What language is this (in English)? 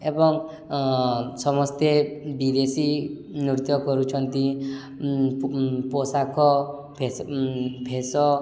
Odia